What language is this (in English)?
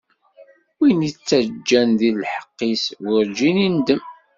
Kabyle